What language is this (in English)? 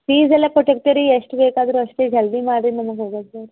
Kannada